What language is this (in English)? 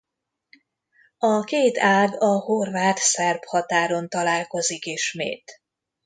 Hungarian